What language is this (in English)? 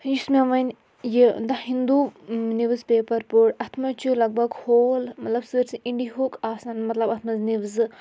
Kashmiri